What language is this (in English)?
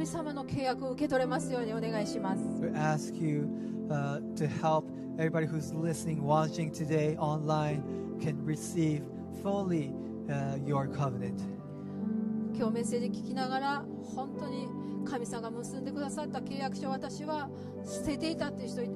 Japanese